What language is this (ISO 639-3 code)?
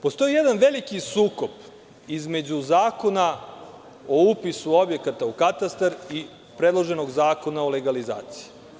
srp